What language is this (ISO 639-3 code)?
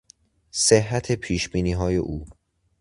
fas